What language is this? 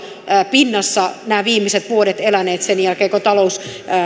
Finnish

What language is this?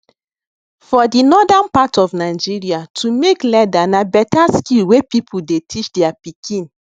Nigerian Pidgin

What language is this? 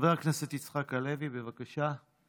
Hebrew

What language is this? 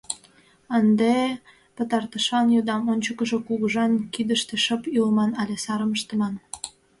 Mari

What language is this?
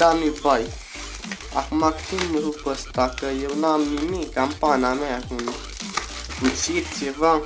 Romanian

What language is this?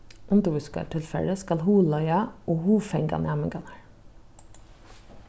Faroese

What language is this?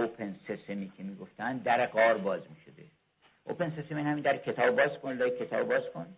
Persian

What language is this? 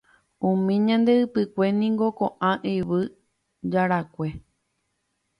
Guarani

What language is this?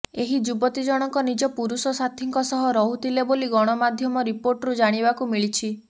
Odia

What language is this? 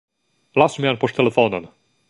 Esperanto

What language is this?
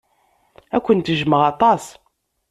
Kabyle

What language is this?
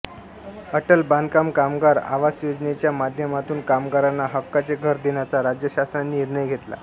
Marathi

